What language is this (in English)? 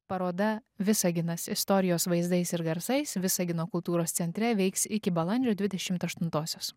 Lithuanian